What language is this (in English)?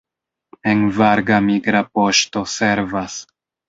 Esperanto